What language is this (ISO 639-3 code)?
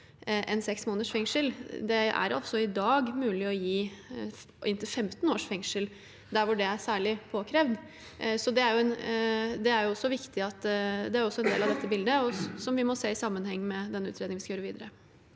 nor